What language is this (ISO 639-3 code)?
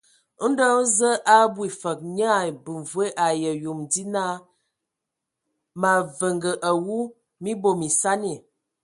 ewo